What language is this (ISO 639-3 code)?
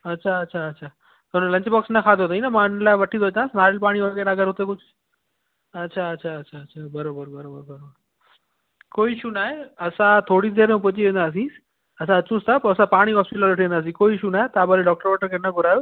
snd